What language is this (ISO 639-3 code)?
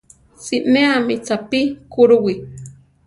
tar